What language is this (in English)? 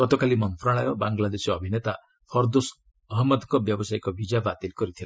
Odia